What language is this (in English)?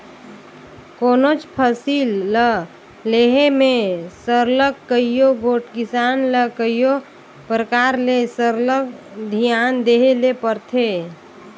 Chhattisgarhi